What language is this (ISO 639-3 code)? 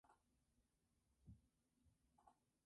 spa